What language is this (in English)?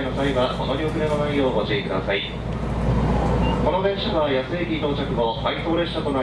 Japanese